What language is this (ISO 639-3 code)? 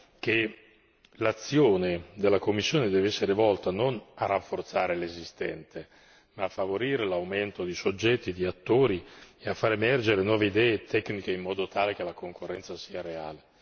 ita